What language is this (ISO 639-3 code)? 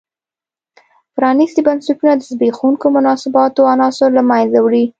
pus